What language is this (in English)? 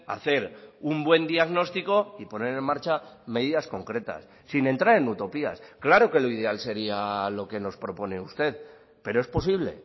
Spanish